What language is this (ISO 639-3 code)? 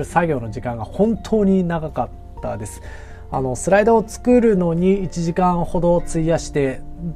jpn